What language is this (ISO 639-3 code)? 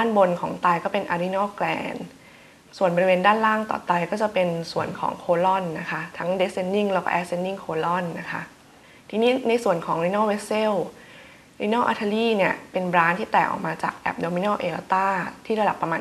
tha